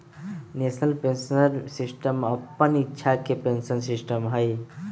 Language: Magahi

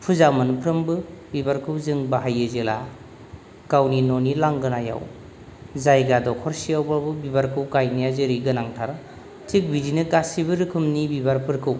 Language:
Bodo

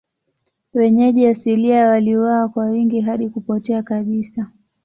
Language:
Swahili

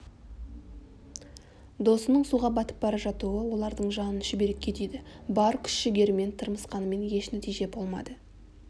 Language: Kazakh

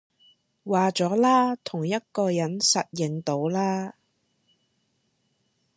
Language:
Cantonese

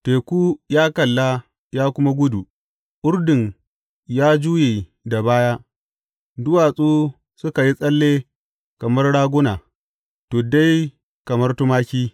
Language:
Hausa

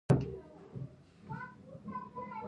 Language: Pashto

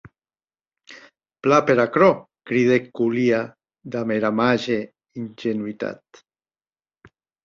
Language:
Occitan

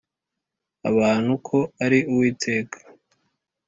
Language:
Kinyarwanda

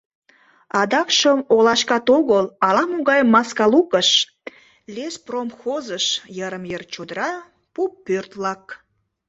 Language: Mari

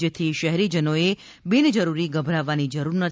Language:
Gujarati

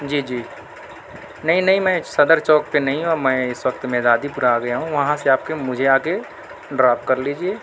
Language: Urdu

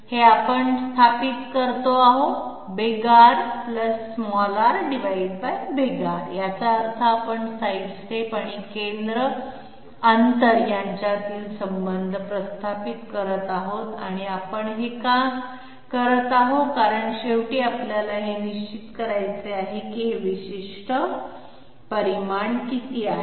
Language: Marathi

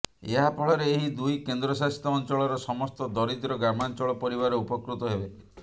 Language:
Odia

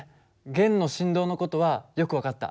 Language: Japanese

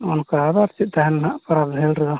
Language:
Santali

